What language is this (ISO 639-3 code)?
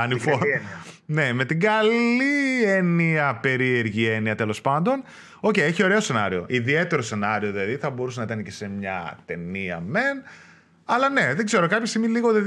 ell